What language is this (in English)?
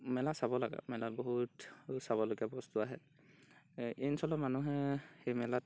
Assamese